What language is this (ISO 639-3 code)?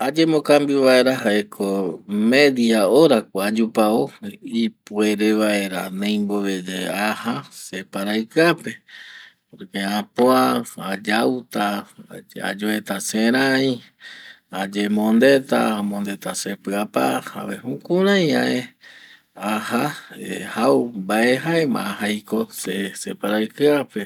gui